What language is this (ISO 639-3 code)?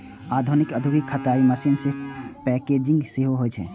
mai